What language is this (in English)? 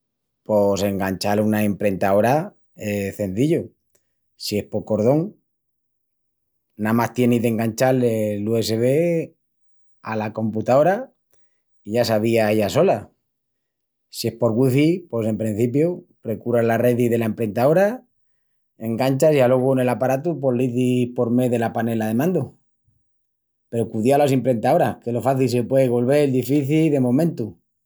Extremaduran